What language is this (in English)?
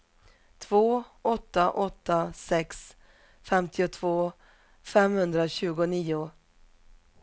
Swedish